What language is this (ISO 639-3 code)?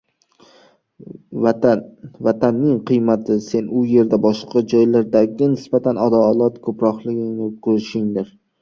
uzb